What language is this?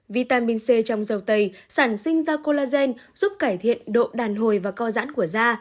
Vietnamese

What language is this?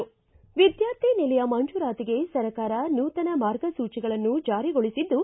Kannada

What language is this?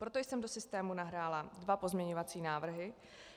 Czech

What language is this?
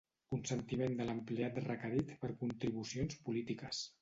Catalan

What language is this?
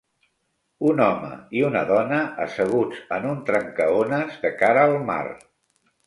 Catalan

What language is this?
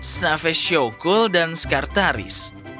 Indonesian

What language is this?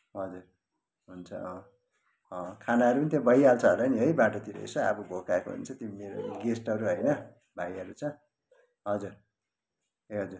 Nepali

